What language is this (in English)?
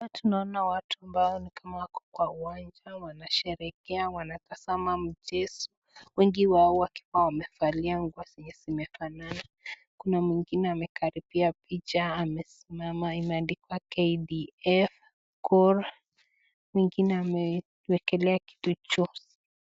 Swahili